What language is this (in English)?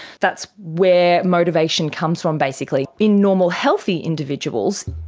English